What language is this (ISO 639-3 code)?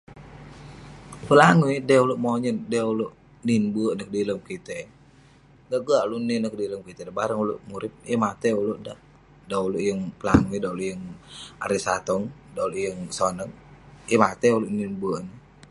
pne